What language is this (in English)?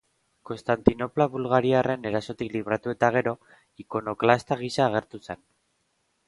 Basque